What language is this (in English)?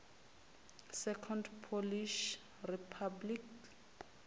Venda